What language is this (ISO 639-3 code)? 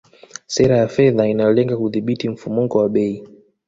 swa